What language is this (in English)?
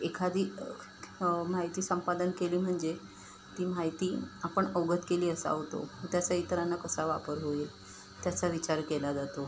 Marathi